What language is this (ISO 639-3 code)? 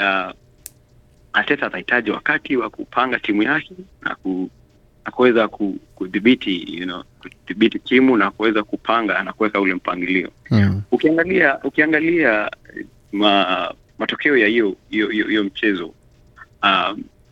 swa